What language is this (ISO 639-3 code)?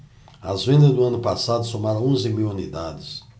por